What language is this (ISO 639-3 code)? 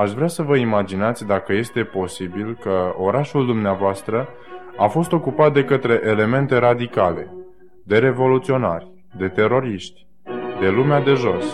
ron